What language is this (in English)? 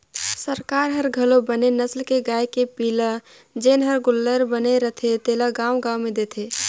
Chhattisgarhi